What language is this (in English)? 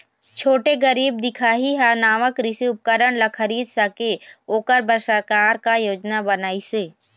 Chhattisgarhi